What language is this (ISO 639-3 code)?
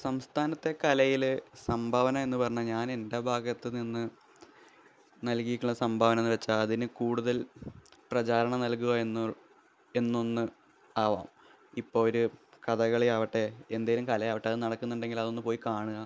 mal